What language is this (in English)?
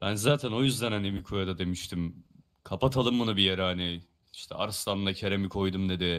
Turkish